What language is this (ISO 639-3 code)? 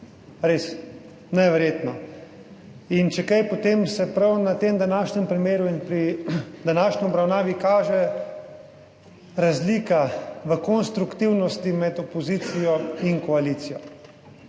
slv